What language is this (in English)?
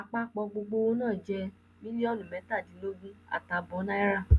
Yoruba